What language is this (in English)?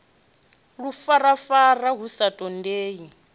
Venda